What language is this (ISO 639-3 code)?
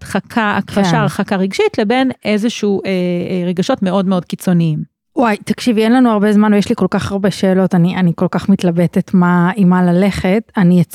heb